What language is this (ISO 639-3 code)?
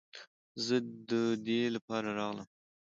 pus